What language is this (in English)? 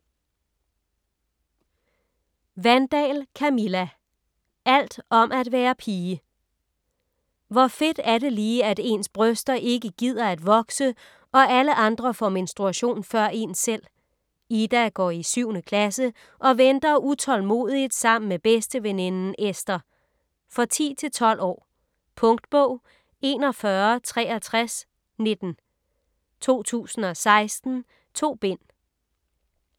Danish